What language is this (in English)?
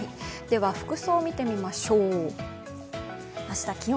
Japanese